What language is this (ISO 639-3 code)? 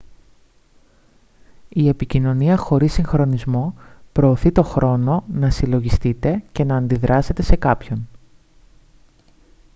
ell